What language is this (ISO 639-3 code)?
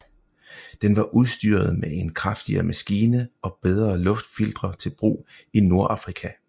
dan